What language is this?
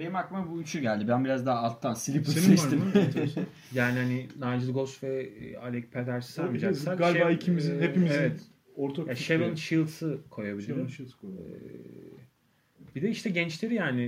Turkish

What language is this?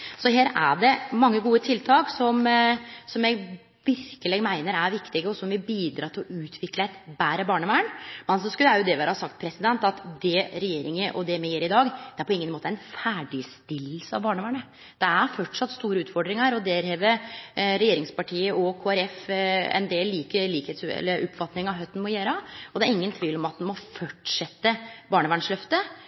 Norwegian Nynorsk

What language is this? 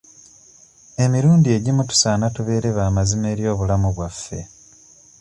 Ganda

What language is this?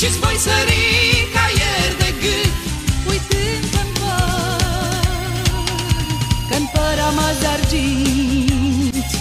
Romanian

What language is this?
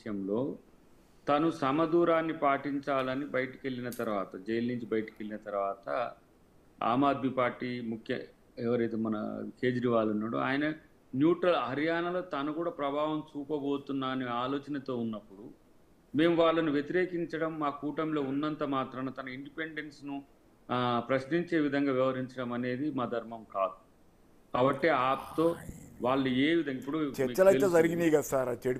Telugu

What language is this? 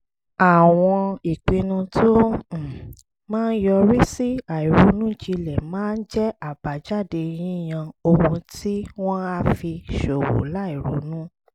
Yoruba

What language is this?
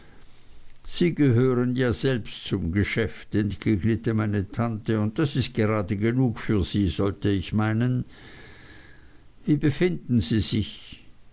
German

